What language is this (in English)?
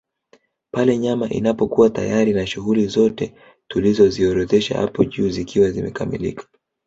Swahili